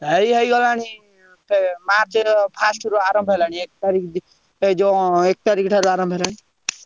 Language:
Odia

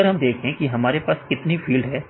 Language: Hindi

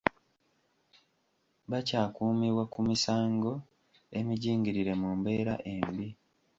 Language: Ganda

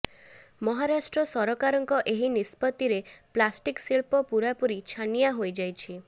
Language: Odia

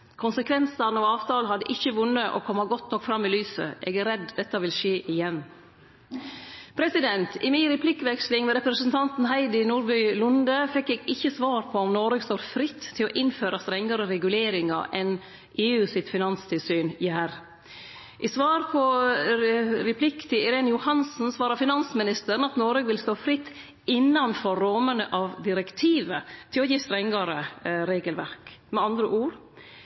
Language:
Norwegian Nynorsk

